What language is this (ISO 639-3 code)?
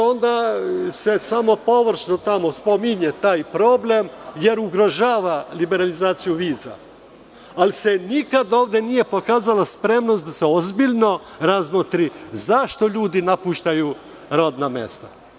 srp